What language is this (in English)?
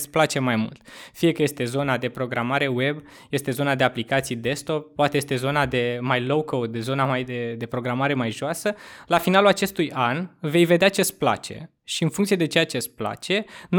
Romanian